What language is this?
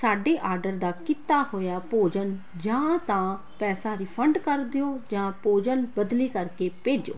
Punjabi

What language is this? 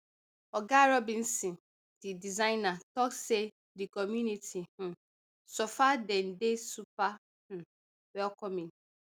Nigerian Pidgin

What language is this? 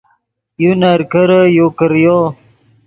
Yidgha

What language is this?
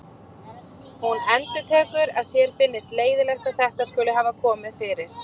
Icelandic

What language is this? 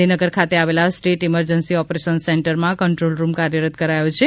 Gujarati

